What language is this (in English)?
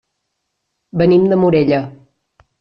Catalan